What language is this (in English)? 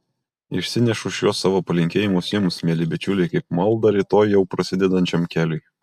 Lithuanian